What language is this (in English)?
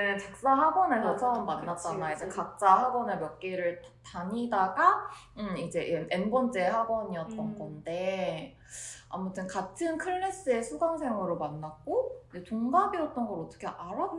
Korean